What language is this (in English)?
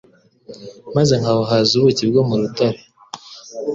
Kinyarwanda